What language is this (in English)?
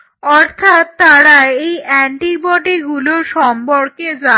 Bangla